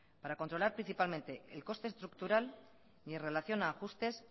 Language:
Spanish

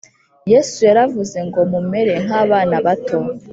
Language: Kinyarwanda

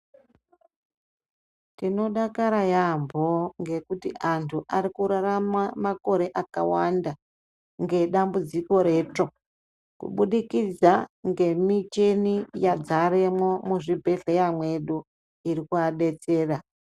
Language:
Ndau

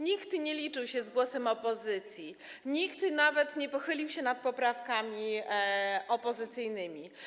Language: Polish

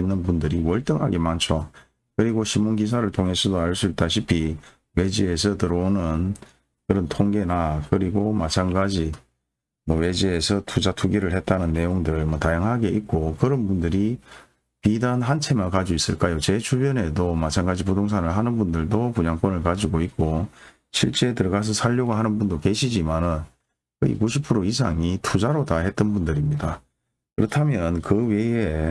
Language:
Korean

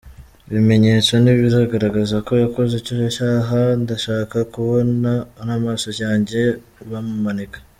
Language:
Kinyarwanda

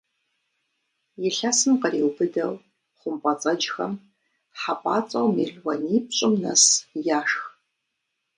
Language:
Kabardian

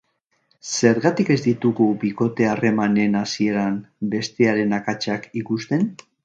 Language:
Basque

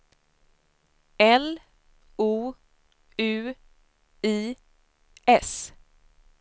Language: Swedish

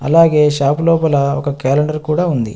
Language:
Telugu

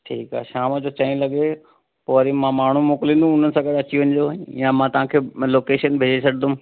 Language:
Sindhi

